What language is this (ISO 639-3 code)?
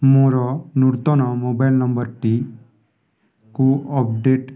ori